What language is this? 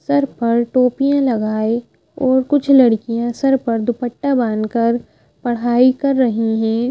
Hindi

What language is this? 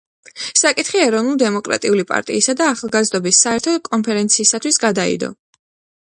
Georgian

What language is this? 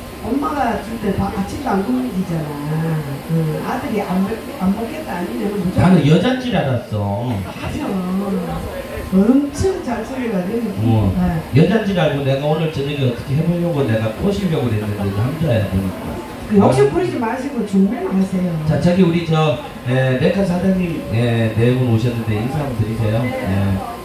Korean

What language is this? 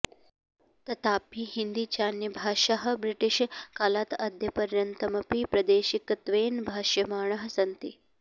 Sanskrit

